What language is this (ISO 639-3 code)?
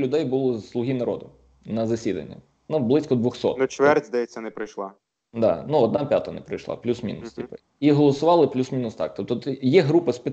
ukr